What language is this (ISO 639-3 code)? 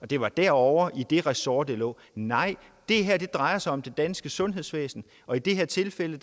dan